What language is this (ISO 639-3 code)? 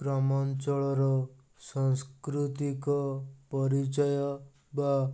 ori